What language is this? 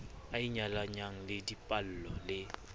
Southern Sotho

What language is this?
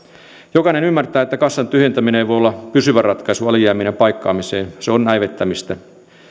Finnish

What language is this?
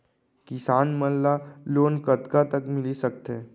Chhattisgarhi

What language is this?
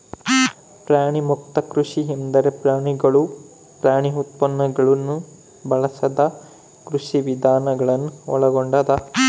Kannada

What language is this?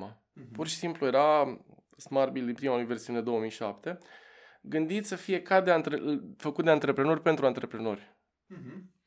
Romanian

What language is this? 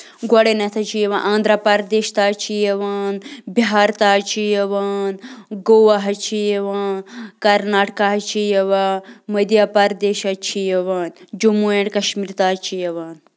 Kashmiri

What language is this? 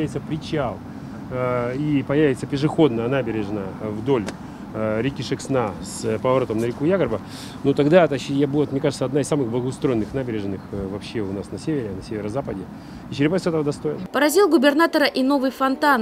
Russian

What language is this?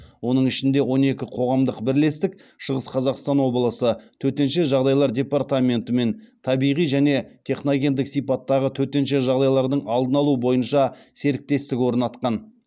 Kazakh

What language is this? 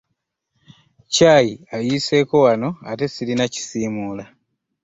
Ganda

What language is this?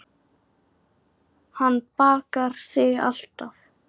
Icelandic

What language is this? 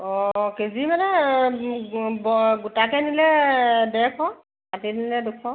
Assamese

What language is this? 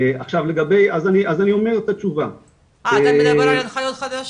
Hebrew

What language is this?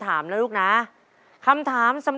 Thai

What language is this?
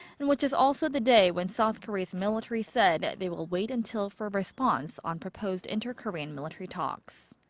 English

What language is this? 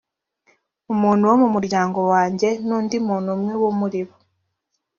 Kinyarwanda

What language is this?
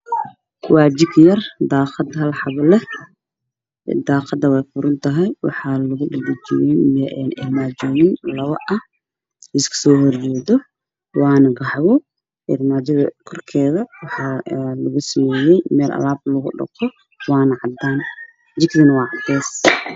Somali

